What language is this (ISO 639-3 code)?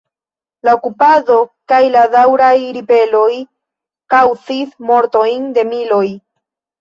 epo